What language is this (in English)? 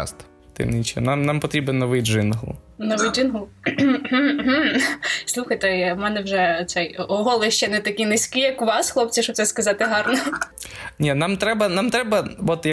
Ukrainian